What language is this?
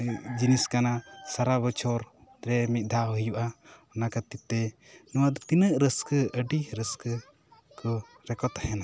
Santali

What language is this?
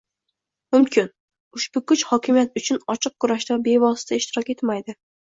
Uzbek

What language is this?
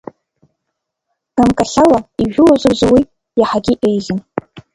Abkhazian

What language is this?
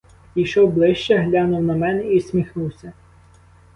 Ukrainian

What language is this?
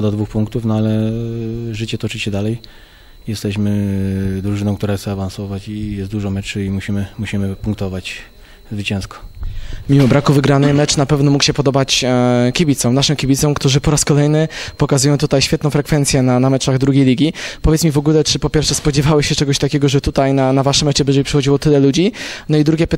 Polish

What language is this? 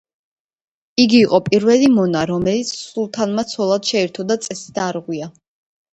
Georgian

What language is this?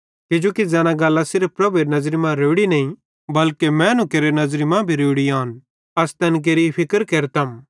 Bhadrawahi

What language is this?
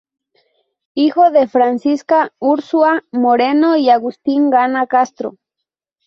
Spanish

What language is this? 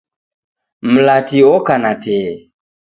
Taita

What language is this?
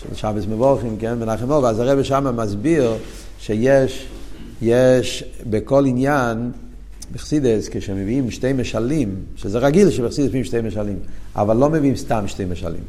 Hebrew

